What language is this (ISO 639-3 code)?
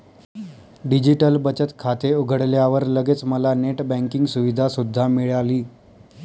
mar